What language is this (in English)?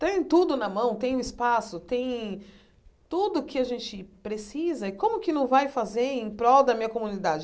Portuguese